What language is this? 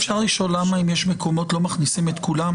Hebrew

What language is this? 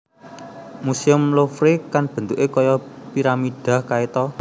Javanese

